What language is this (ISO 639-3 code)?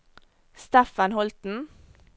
nor